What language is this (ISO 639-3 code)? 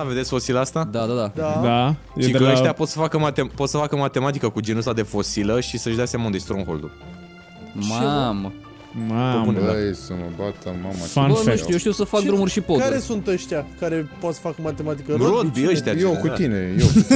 ron